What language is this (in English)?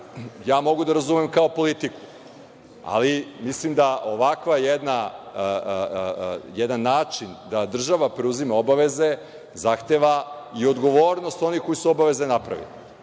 Serbian